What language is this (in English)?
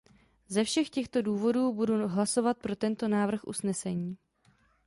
Czech